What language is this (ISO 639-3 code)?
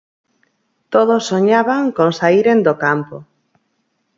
glg